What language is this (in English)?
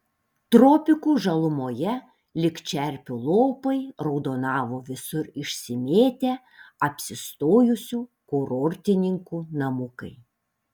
Lithuanian